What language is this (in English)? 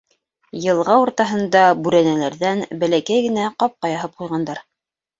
Bashkir